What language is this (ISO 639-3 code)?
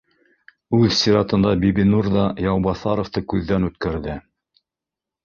bak